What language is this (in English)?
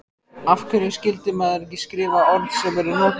Icelandic